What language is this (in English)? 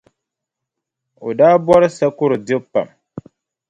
Dagbani